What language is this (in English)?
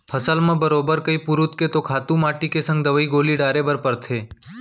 Chhattisgarhi